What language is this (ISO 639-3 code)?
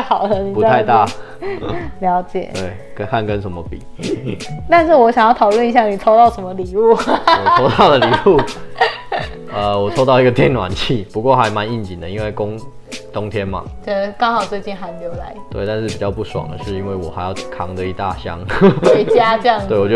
zho